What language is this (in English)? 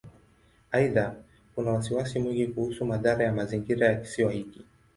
Swahili